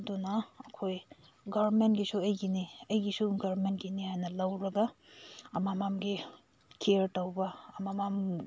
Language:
Manipuri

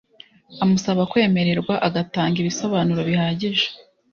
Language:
Kinyarwanda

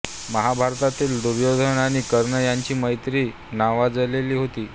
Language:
Marathi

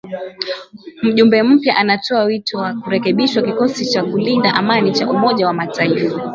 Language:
Swahili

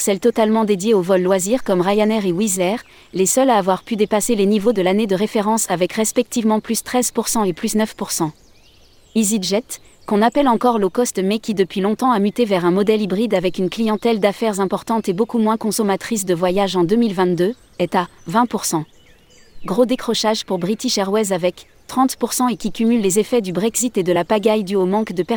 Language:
French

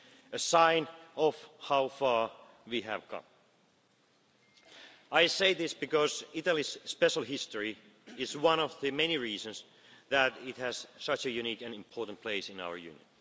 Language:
English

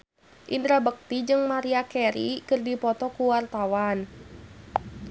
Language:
Sundanese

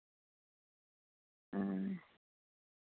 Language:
Santali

